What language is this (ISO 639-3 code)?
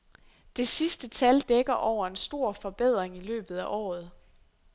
dan